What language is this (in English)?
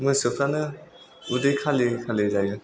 Bodo